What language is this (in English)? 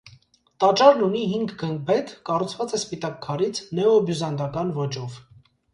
Armenian